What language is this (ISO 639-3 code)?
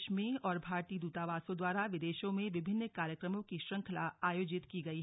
hin